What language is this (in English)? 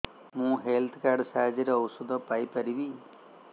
Odia